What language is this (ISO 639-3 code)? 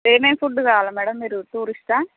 tel